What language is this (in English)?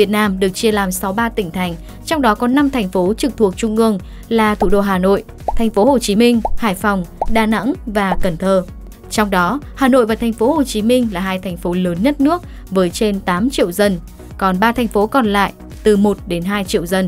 Vietnamese